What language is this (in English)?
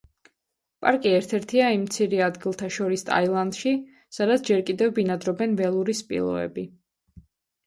Georgian